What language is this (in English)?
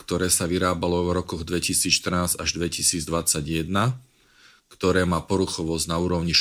Slovak